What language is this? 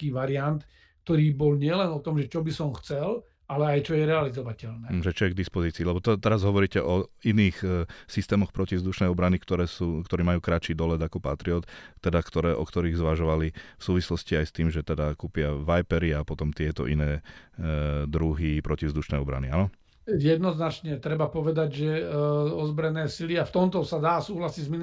Slovak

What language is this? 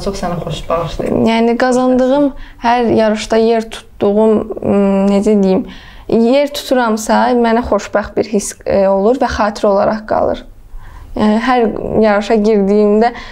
Turkish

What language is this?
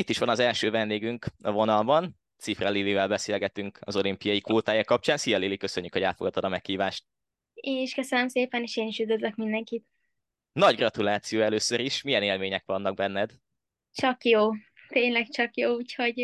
Hungarian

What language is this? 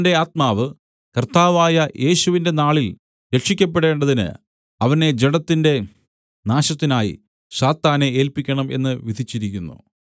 Malayalam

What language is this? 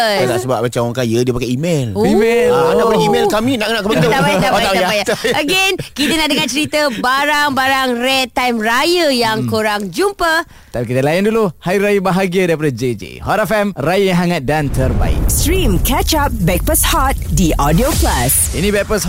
Malay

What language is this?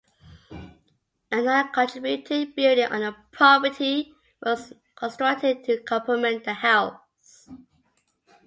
English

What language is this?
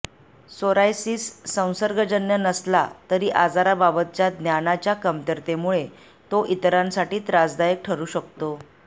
Marathi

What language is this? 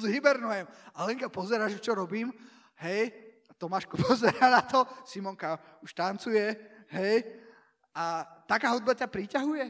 Slovak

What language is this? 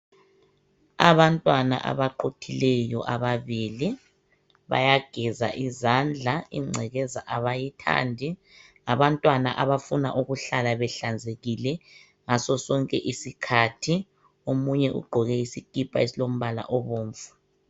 North Ndebele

